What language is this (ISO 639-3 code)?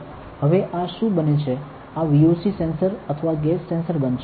guj